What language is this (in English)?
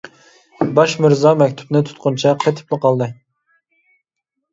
Uyghur